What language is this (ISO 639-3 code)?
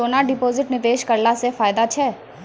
mai